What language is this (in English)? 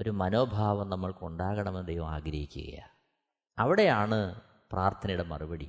Malayalam